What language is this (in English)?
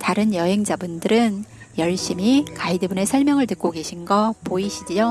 Korean